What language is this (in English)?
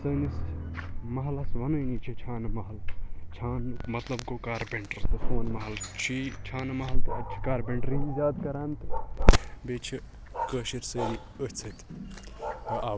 Kashmiri